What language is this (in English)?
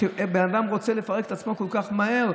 Hebrew